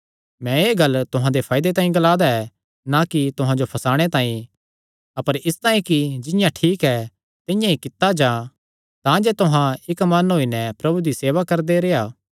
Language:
Kangri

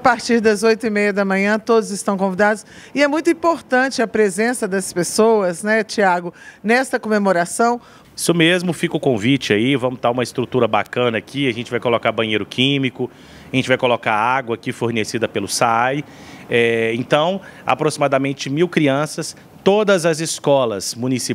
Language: Portuguese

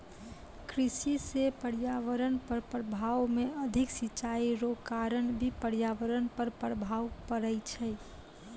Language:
Maithili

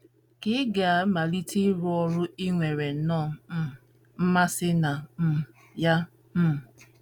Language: Igbo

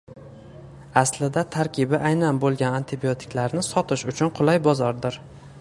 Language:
Uzbek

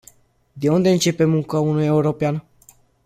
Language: Romanian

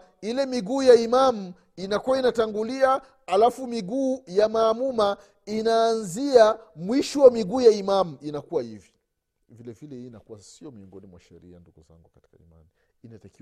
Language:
Swahili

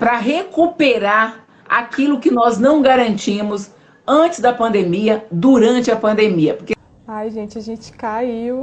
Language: Portuguese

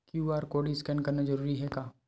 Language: Chhattisgarhi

